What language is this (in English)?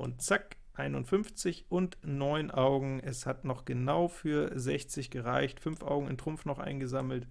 German